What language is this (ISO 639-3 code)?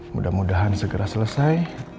ind